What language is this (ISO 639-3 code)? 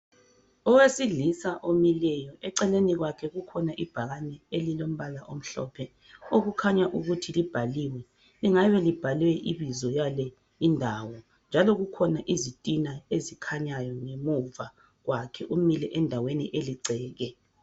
nde